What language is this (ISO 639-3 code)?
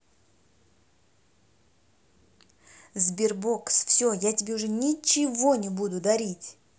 rus